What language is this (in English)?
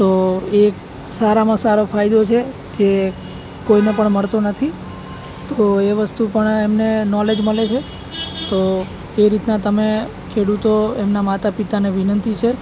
Gujarati